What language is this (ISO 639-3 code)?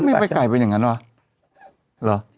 tha